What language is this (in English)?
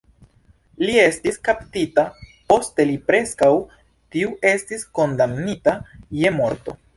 Esperanto